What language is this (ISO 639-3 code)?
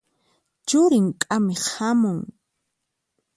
qxp